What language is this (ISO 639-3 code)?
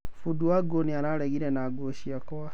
kik